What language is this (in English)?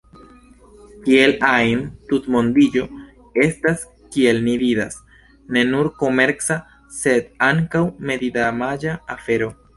Esperanto